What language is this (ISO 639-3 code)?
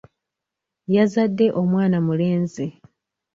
lug